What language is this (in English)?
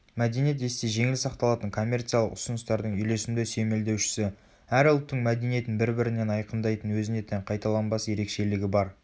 Kazakh